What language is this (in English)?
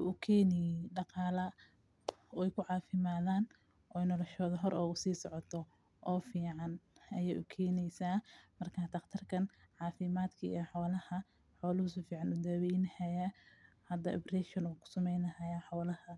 Somali